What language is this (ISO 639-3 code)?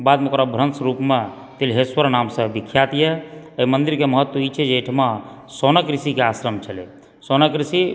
mai